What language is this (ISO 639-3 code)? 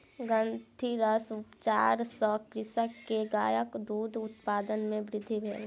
mai